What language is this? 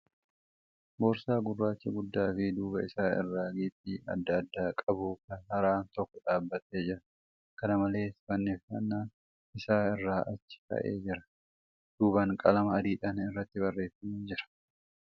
Oromo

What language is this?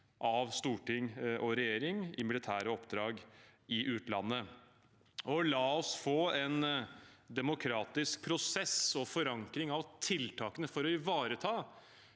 Norwegian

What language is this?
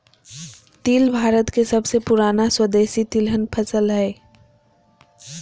Magahi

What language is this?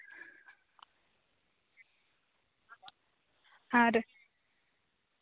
Santali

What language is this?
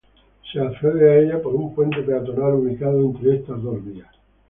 Spanish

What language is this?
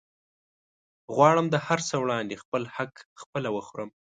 Pashto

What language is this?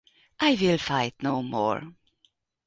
Hungarian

